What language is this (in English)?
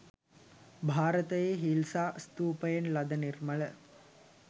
Sinhala